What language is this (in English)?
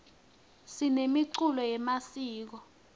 Swati